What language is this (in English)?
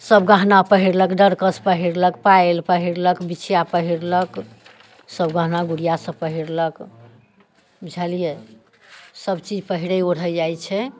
Maithili